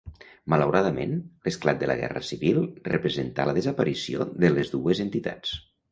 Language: Catalan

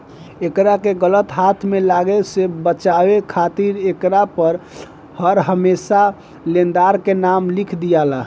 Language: Bhojpuri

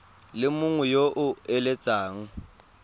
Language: Tswana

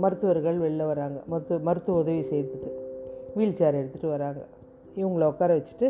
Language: Tamil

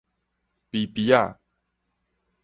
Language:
Min Nan Chinese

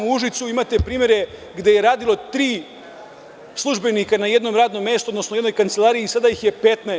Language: Serbian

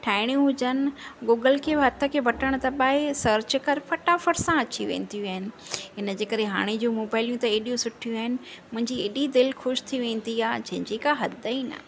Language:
Sindhi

